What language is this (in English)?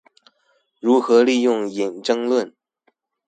Chinese